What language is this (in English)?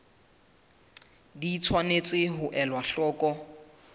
Southern Sotho